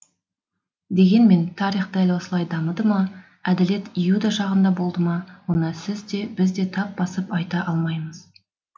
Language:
Kazakh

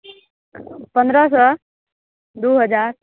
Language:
Maithili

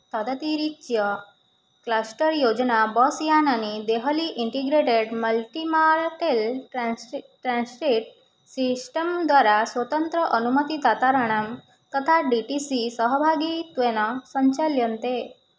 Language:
Sanskrit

